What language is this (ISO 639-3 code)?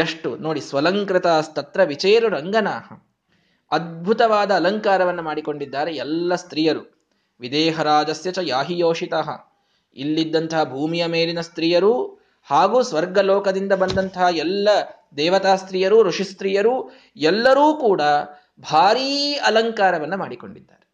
kan